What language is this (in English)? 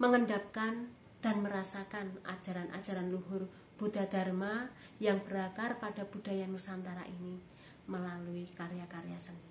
Indonesian